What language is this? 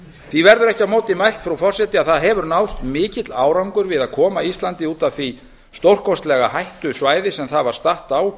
Icelandic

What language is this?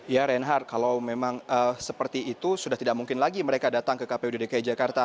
Indonesian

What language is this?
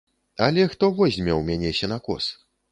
Belarusian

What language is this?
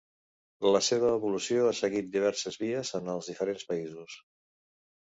Catalan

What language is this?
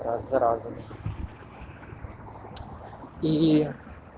Russian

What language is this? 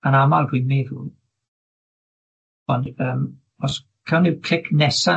Welsh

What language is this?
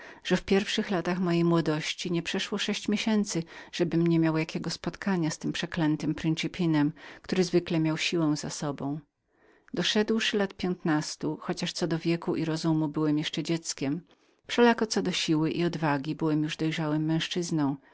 Polish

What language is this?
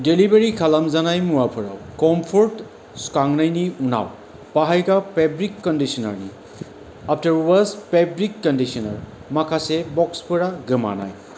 Bodo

